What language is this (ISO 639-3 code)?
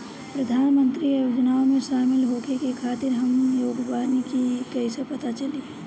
bho